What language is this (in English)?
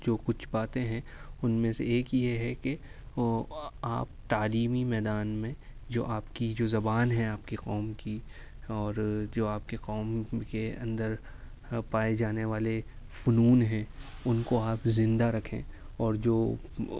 Urdu